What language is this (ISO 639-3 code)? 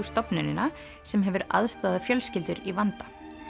isl